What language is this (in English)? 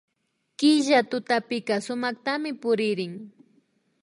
Imbabura Highland Quichua